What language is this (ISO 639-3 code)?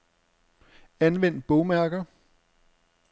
dan